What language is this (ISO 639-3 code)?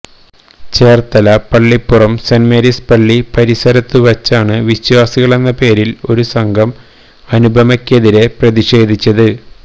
mal